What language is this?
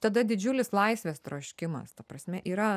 Lithuanian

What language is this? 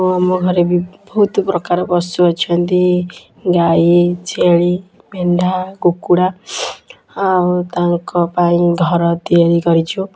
Odia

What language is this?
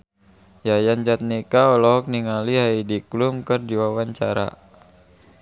Sundanese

